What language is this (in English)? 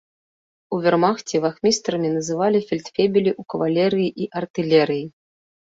Belarusian